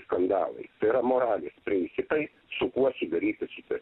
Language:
Lithuanian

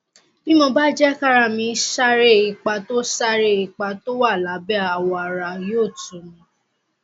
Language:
Yoruba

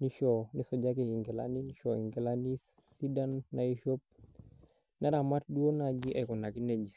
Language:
Masai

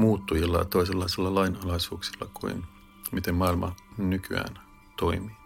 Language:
Finnish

